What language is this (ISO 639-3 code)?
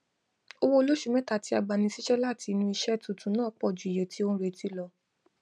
yor